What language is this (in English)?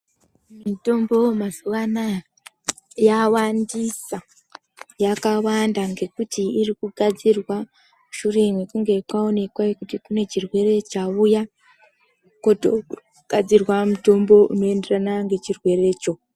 Ndau